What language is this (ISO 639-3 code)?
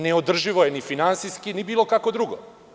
srp